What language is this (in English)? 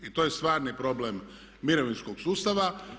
Croatian